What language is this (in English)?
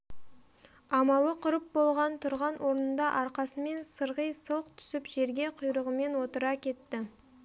Kazakh